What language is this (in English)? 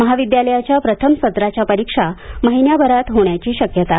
Marathi